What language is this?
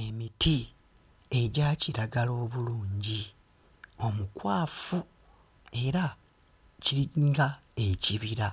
Ganda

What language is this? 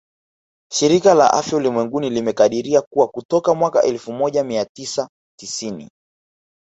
Swahili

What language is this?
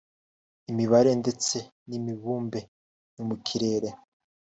Kinyarwanda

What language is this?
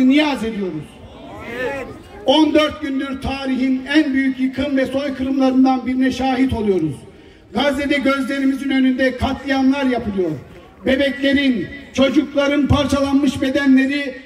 Turkish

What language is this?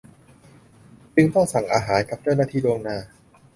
Thai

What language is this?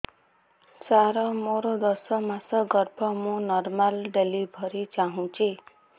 Odia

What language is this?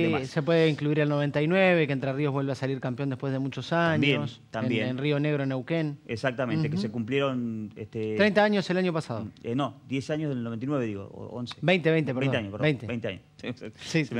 Spanish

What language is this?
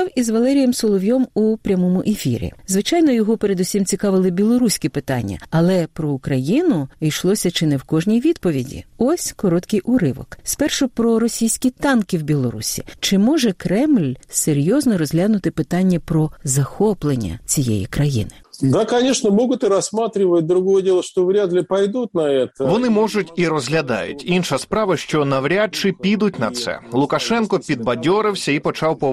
Ukrainian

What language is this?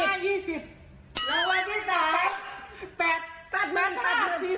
Thai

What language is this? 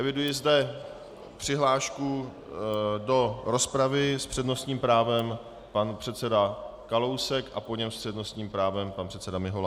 Czech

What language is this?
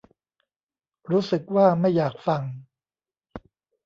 Thai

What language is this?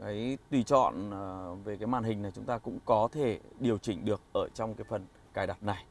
Vietnamese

